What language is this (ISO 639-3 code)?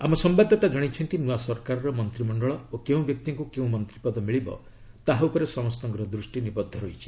ori